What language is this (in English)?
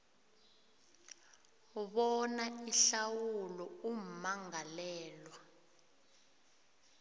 South Ndebele